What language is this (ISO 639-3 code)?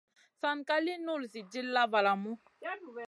mcn